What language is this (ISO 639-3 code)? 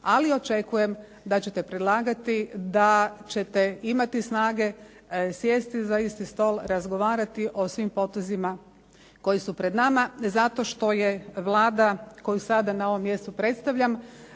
hrv